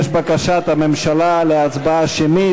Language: Hebrew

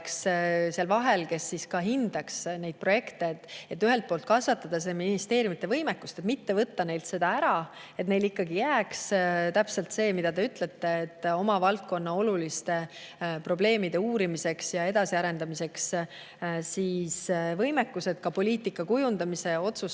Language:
Estonian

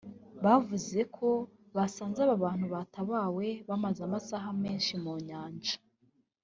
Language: Kinyarwanda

